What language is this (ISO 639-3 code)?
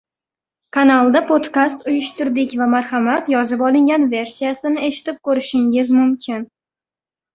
uzb